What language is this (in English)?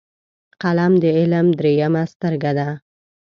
Pashto